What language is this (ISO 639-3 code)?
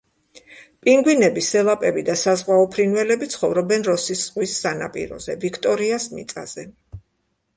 kat